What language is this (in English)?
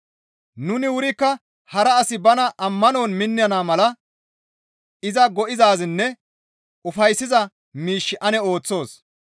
Gamo